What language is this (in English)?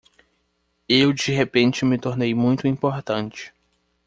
Portuguese